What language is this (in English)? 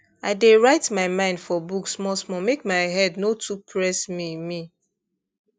Nigerian Pidgin